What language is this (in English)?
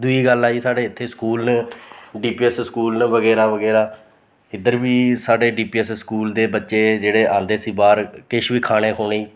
Dogri